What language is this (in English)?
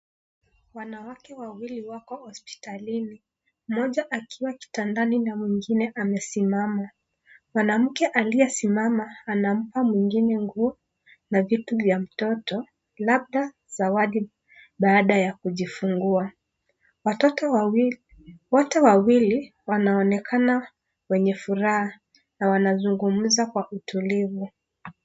Swahili